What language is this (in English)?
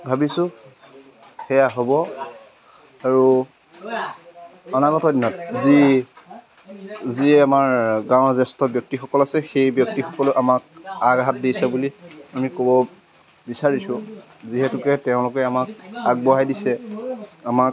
Assamese